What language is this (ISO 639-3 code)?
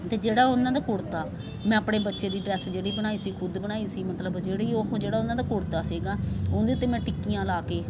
pan